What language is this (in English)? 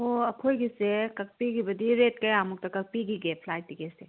Manipuri